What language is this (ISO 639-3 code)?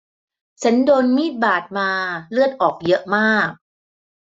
tha